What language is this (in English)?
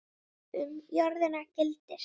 Icelandic